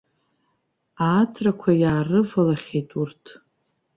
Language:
Abkhazian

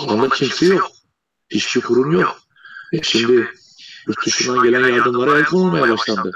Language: Turkish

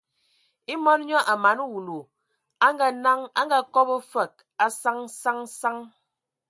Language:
Ewondo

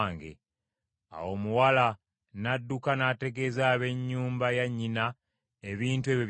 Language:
Ganda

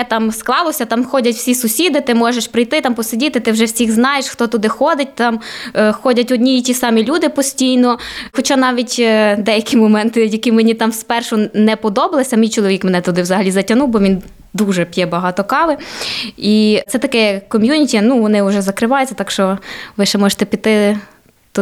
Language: Ukrainian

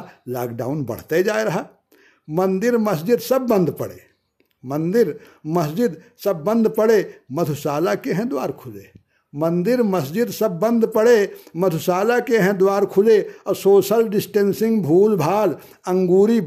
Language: Hindi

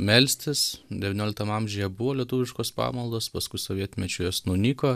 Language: Lithuanian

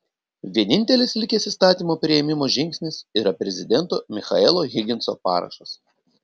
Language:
Lithuanian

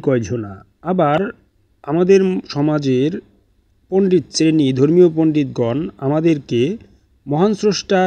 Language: Bangla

